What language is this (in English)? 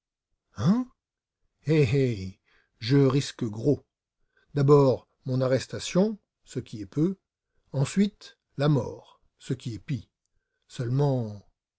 French